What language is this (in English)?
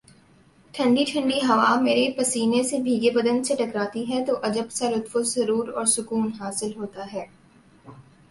Urdu